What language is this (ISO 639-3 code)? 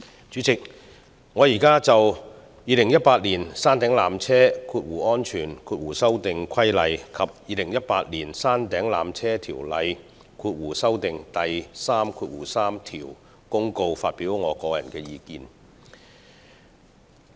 yue